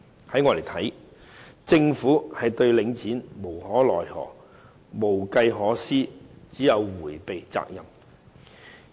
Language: Cantonese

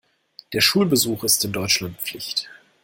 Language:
German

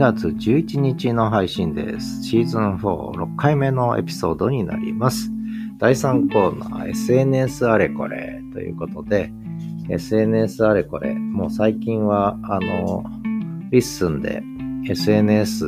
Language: Japanese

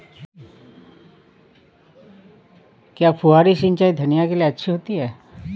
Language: Hindi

